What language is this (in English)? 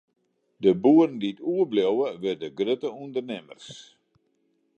Western Frisian